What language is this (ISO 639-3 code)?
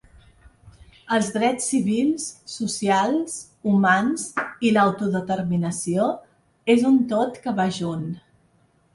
cat